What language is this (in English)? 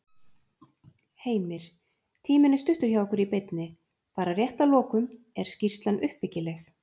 Icelandic